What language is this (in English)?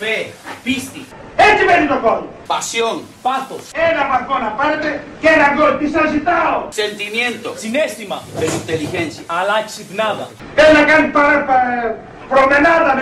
Greek